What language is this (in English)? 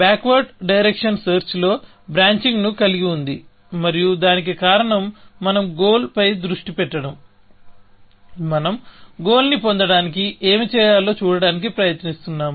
Telugu